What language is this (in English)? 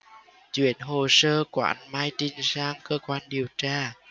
Vietnamese